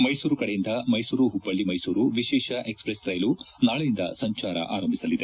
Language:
Kannada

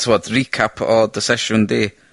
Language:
Welsh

